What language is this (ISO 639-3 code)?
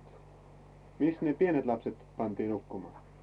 fin